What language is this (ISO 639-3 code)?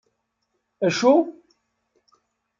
kab